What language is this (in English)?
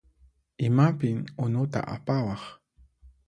Puno Quechua